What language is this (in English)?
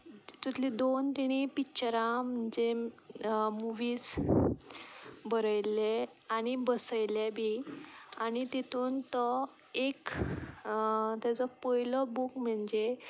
Konkani